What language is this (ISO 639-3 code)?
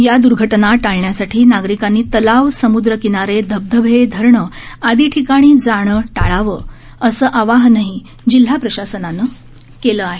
mar